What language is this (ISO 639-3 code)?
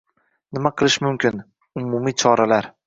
uzb